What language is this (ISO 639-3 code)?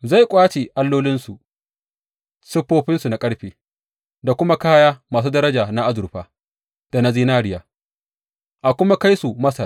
hau